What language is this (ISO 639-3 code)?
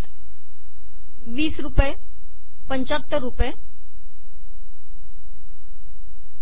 mar